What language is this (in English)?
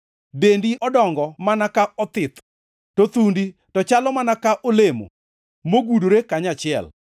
Luo (Kenya and Tanzania)